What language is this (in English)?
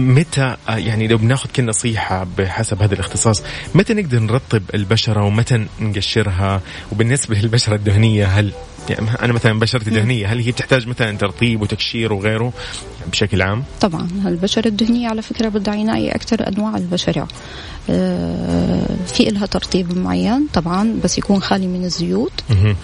Arabic